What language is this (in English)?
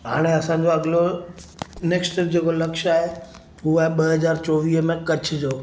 Sindhi